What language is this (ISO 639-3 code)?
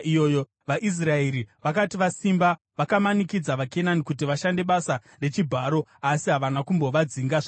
sna